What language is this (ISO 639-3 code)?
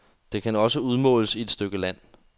dan